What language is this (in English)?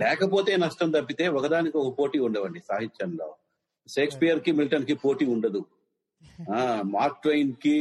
Telugu